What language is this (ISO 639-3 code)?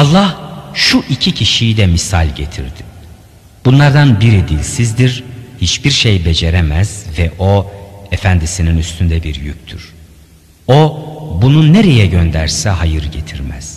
tur